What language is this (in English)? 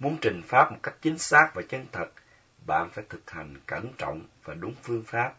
Vietnamese